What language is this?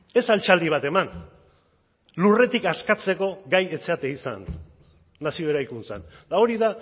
Basque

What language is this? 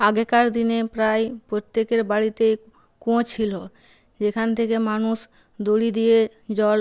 Bangla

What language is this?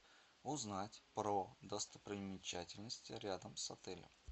Russian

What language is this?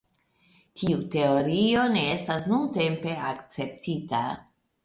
Esperanto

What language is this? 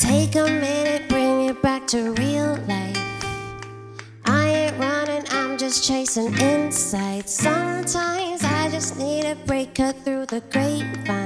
English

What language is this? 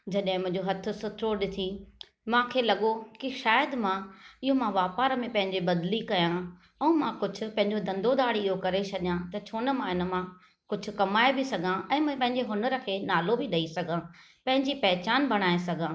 Sindhi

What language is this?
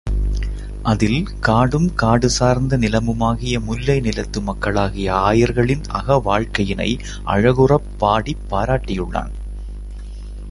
Tamil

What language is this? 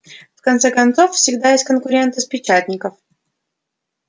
Russian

